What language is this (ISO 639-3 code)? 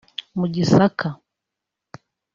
kin